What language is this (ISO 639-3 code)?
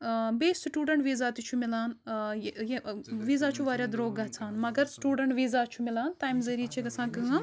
kas